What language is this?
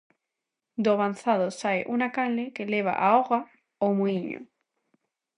Galician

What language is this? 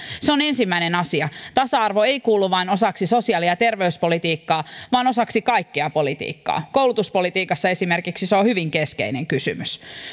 Finnish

